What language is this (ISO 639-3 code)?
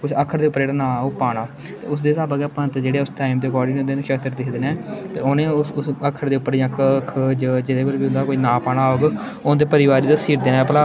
doi